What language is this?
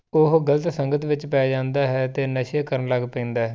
Punjabi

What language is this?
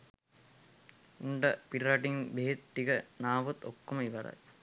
Sinhala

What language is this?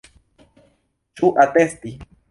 Esperanto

